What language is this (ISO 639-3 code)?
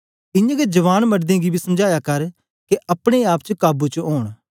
doi